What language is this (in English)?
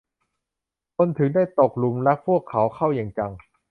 Thai